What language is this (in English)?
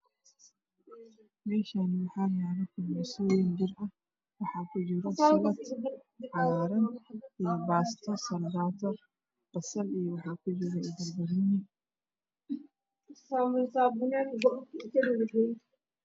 Somali